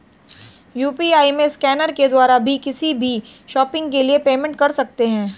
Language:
Hindi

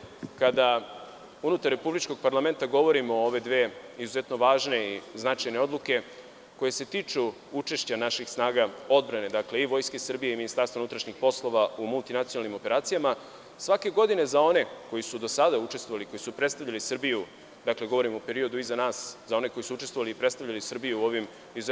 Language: Serbian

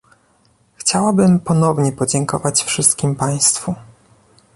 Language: Polish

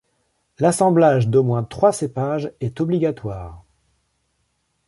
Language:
French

